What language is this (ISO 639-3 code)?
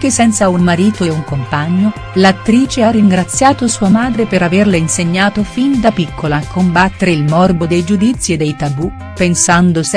ita